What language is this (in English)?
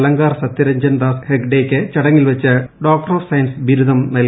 Malayalam